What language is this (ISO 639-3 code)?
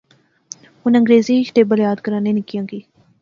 phr